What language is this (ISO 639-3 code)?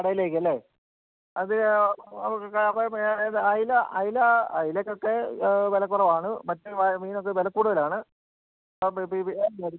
mal